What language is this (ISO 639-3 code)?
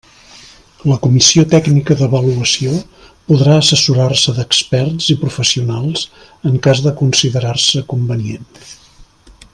cat